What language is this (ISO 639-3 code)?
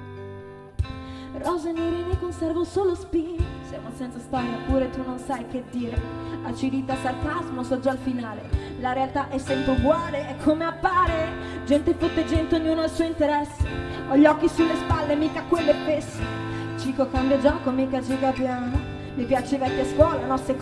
ita